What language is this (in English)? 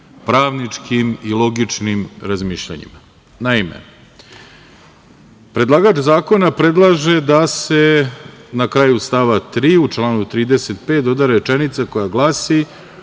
Serbian